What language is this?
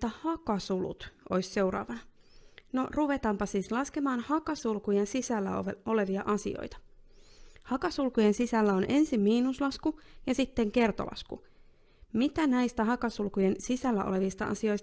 Finnish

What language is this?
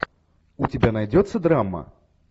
Russian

